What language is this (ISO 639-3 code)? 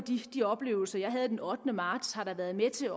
dan